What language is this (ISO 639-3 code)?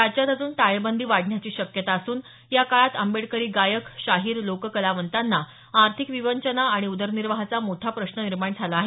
mar